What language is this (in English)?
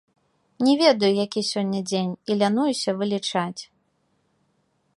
Belarusian